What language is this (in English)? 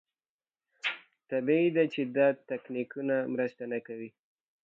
Pashto